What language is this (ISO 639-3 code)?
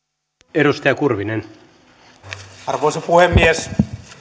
fin